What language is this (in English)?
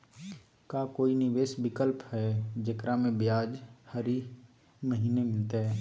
Magahi